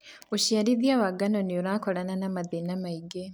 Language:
Kikuyu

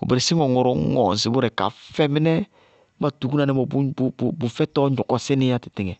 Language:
Bago-Kusuntu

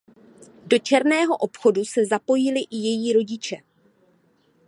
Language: Czech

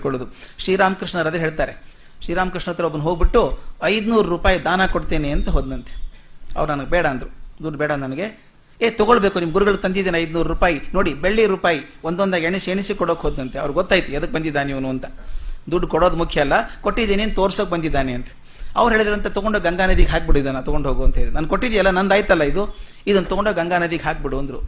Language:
Kannada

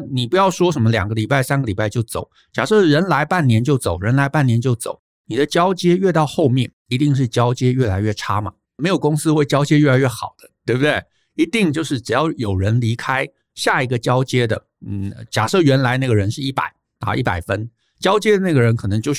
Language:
Chinese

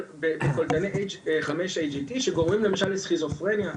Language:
Hebrew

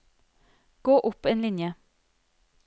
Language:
Norwegian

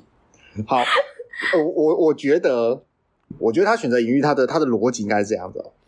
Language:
Chinese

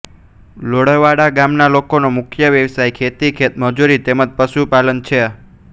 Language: Gujarati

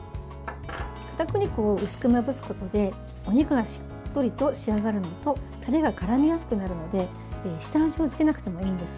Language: Japanese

